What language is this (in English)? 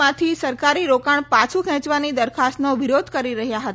Gujarati